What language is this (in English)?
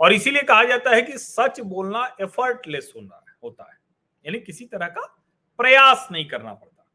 Hindi